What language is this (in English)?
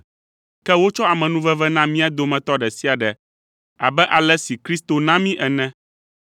Ewe